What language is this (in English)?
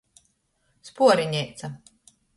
Latgalian